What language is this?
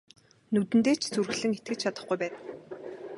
Mongolian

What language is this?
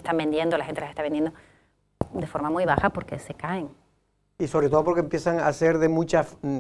Spanish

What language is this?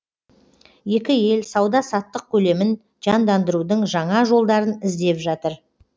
Kazakh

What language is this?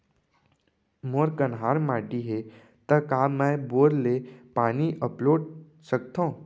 Chhattisgarhi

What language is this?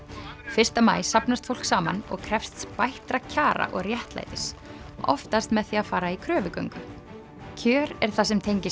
Icelandic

